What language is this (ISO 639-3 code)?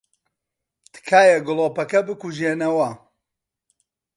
ckb